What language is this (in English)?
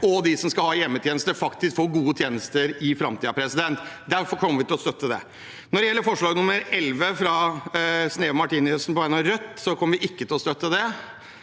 Norwegian